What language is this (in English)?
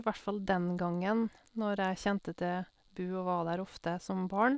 Norwegian